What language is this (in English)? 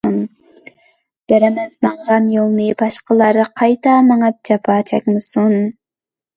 Uyghur